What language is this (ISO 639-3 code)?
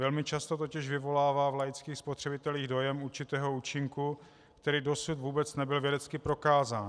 ces